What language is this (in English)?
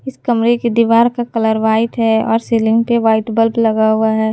Hindi